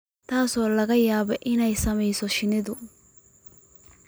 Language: Somali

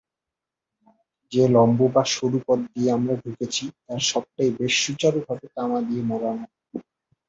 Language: Bangla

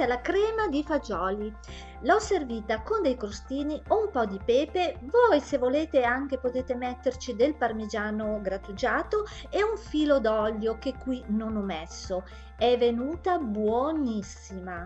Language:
Italian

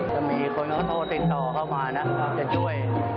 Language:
Thai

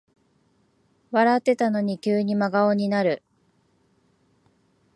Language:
Japanese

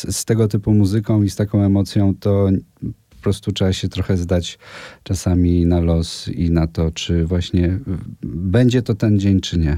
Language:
Polish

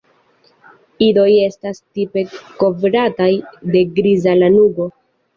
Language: Esperanto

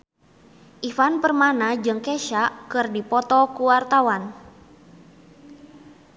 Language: Sundanese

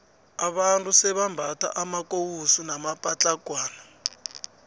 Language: South Ndebele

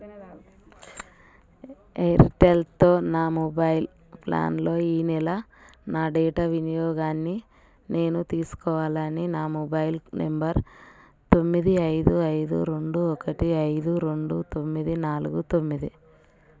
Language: Telugu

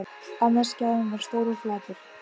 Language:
Icelandic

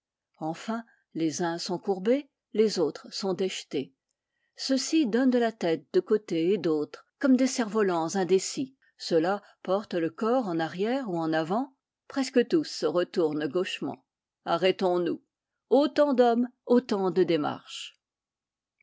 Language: French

